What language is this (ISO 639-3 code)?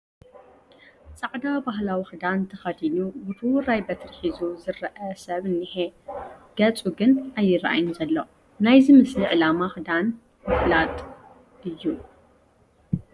tir